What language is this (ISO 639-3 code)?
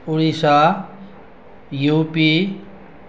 nep